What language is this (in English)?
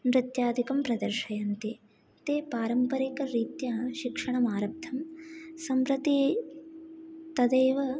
Sanskrit